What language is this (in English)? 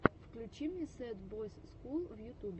Russian